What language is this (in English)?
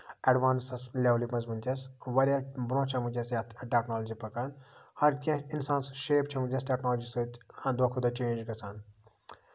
Kashmiri